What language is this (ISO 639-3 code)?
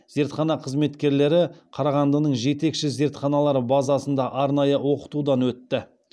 kaz